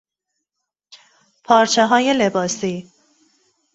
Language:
Persian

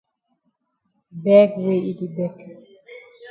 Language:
Cameroon Pidgin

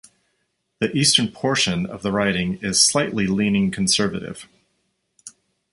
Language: English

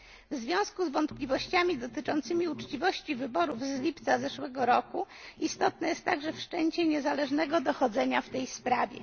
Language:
Polish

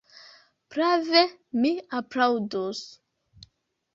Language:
Esperanto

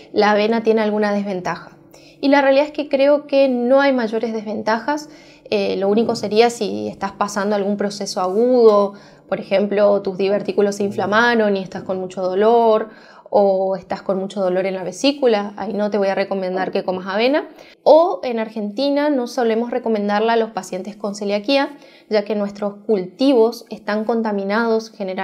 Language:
Spanish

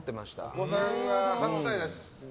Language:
Japanese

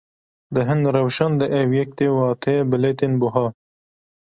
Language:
Kurdish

